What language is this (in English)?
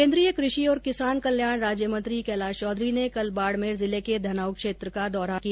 Hindi